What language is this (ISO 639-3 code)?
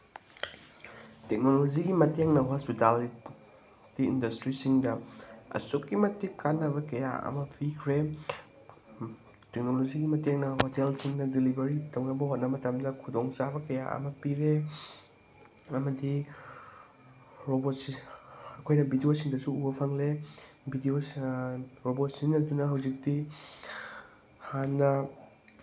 mni